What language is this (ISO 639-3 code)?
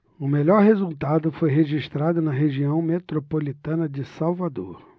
por